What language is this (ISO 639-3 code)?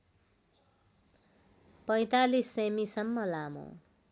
nep